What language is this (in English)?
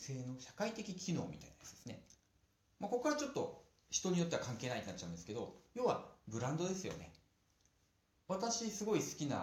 Japanese